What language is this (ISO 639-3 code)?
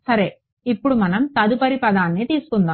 tel